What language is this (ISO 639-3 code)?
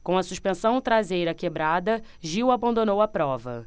por